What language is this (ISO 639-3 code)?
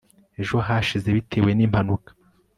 kin